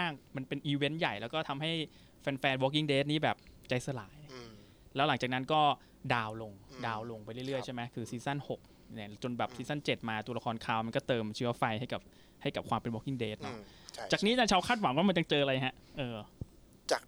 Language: Thai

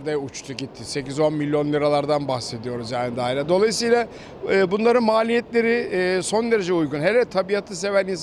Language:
Turkish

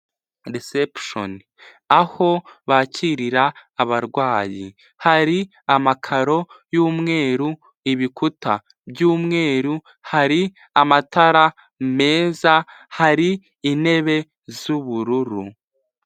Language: Kinyarwanda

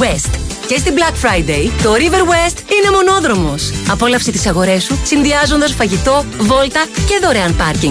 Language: Greek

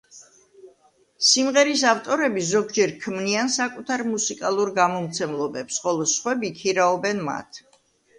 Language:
Georgian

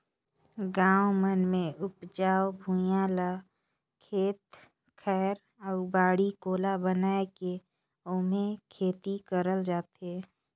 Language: Chhattisgarhi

